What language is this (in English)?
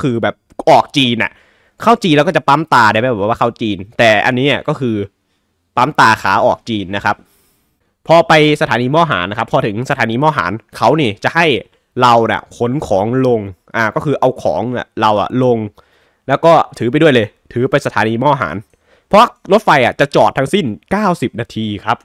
Thai